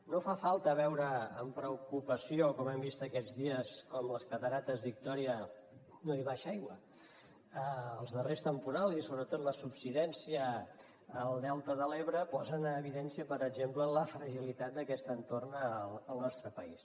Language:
Catalan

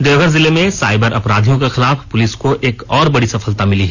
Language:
Hindi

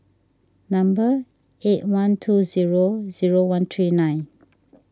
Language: English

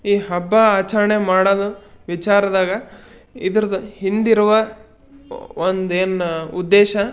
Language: Kannada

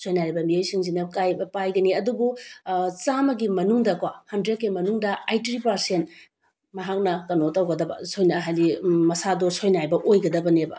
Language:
Manipuri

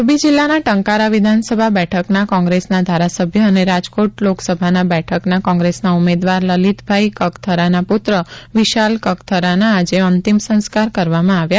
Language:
Gujarati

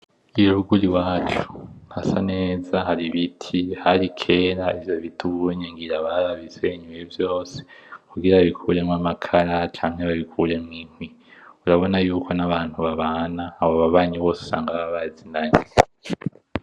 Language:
Rundi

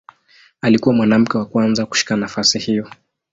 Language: Swahili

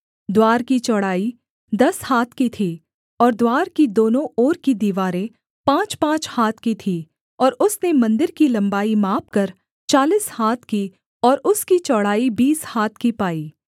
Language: Hindi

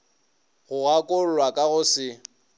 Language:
Northern Sotho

